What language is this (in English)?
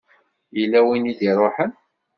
Kabyle